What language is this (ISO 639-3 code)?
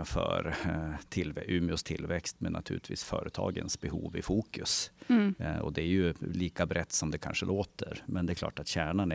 swe